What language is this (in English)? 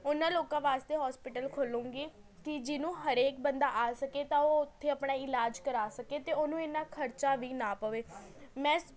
Punjabi